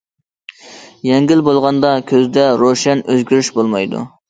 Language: Uyghur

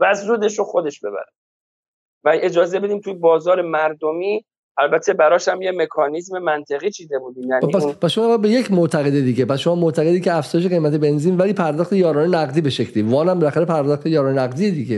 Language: Persian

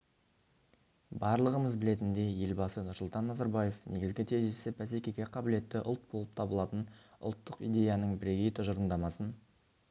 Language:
Kazakh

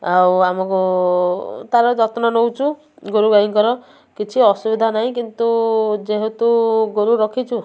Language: Odia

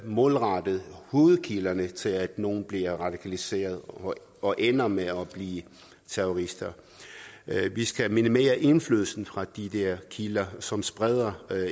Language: Danish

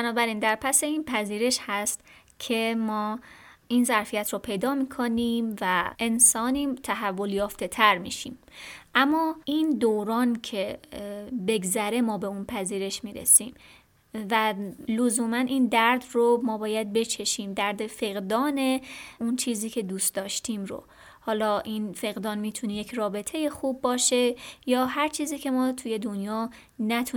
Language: Persian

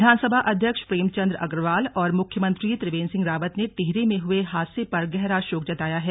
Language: Hindi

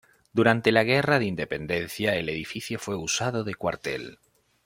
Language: Spanish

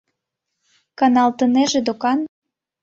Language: Mari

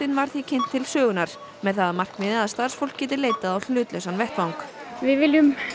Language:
Icelandic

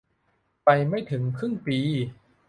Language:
Thai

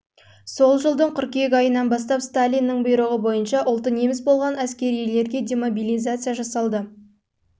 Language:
Kazakh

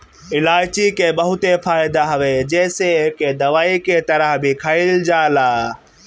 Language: Bhojpuri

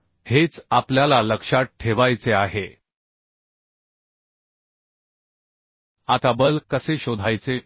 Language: Marathi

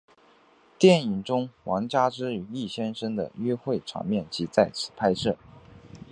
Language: Chinese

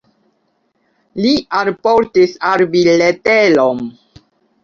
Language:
Esperanto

